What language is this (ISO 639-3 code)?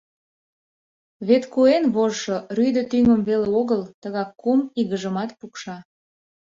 chm